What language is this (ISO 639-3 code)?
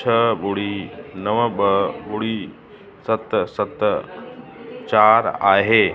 snd